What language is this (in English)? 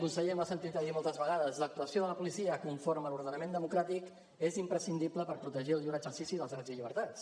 Catalan